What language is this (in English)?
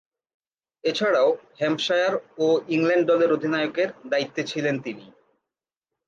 Bangla